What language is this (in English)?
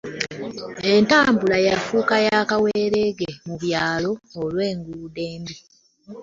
Ganda